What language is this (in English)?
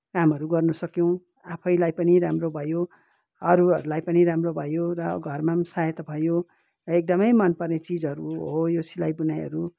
Nepali